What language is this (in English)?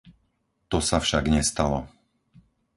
Slovak